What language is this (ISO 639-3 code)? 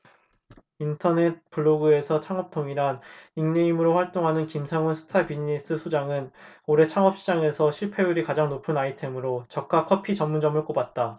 kor